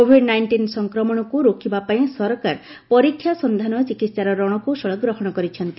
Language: Odia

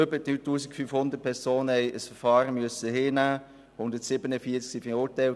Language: Swiss German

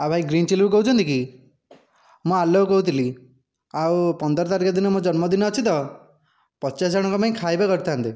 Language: Odia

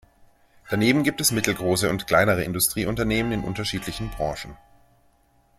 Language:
German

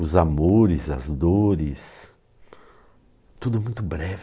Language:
Portuguese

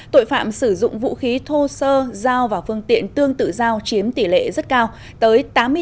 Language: Vietnamese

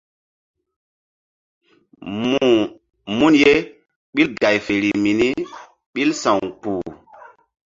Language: Mbum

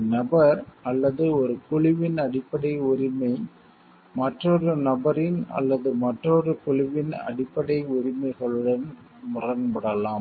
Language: Tamil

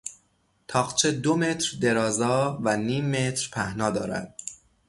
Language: Persian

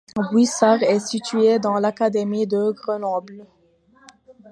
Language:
French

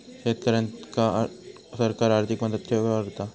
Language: Marathi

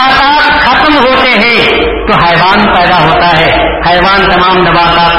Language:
Urdu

